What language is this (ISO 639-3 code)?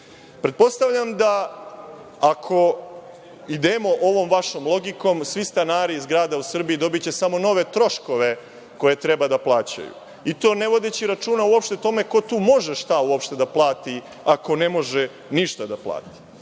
srp